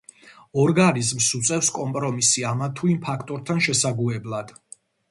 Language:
Georgian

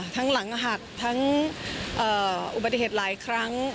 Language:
Thai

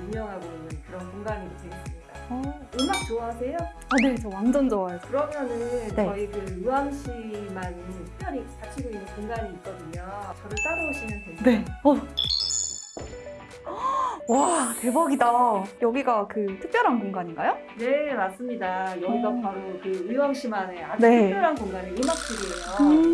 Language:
Korean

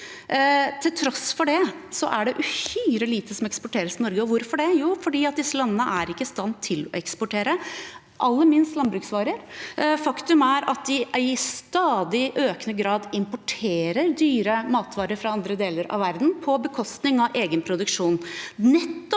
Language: Norwegian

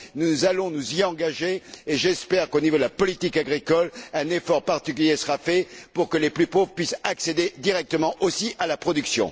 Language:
French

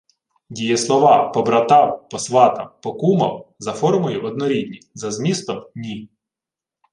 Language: Ukrainian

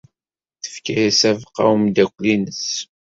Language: Kabyle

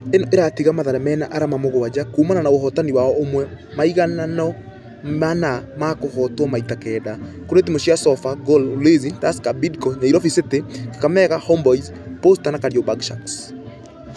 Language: Kikuyu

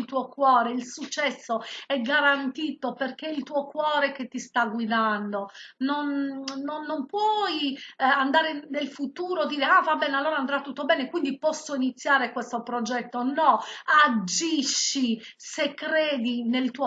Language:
Italian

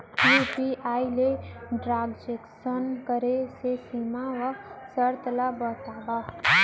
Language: Chhattisgarhi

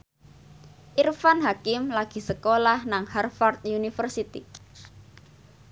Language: Javanese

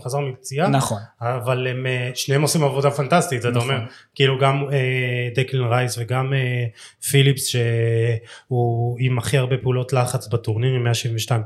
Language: Hebrew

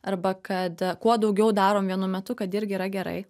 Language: Lithuanian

